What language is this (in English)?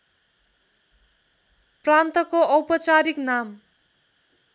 Nepali